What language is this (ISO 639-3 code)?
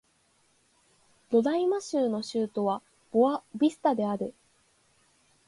jpn